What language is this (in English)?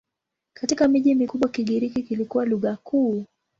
Swahili